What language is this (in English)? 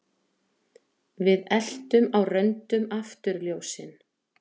Icelandic